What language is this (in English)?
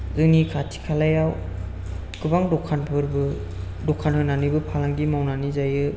Bodo